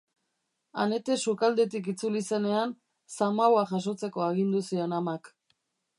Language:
Basque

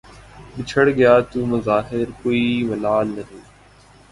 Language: Urdu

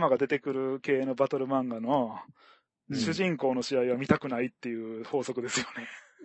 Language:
Japanese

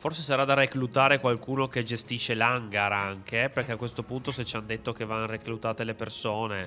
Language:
Italian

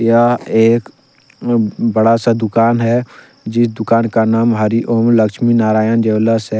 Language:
Hindi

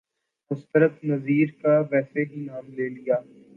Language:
Urdu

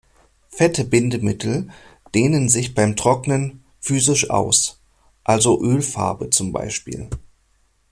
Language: German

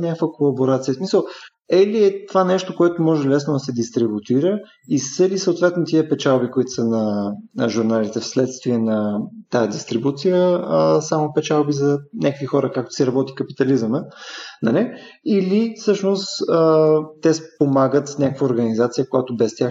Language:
Bulgarian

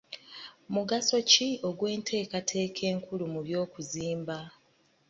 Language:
Ganda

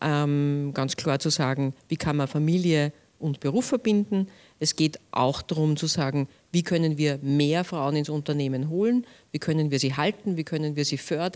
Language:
German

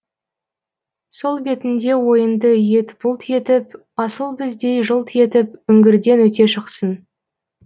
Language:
Kazakh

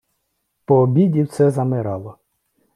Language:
Ukrainian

